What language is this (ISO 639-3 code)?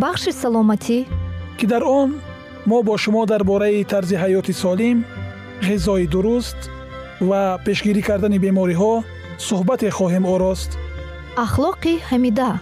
fas